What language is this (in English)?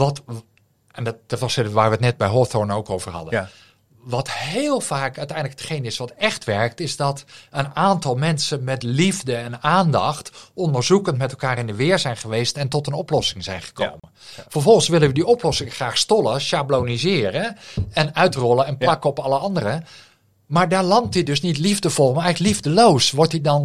Dutch